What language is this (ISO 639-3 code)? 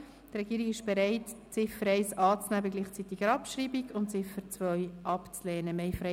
gsw